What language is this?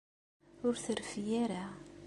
Kabyle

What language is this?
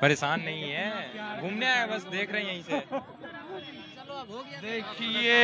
Hindi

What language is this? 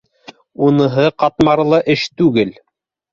Bashkir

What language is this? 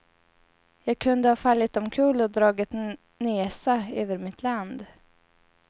Swedish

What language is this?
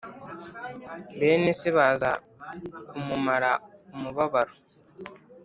Kinyarwanda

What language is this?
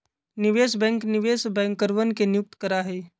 Magahi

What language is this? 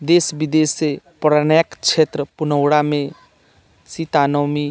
Maithili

